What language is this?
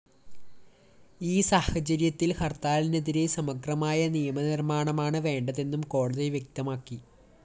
Malayalam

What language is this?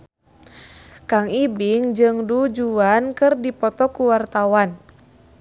Sundanese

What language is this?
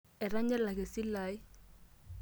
Masai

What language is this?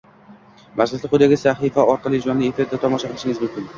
Uzbek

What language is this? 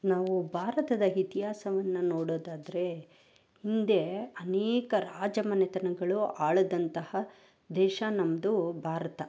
Kannada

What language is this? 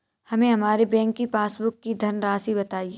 Hindi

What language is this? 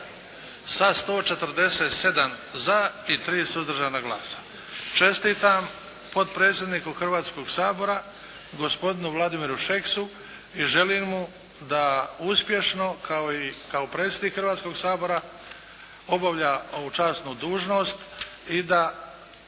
Croatian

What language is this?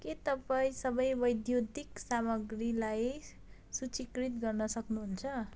Nepali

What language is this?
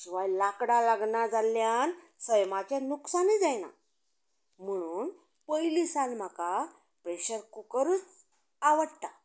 Konkani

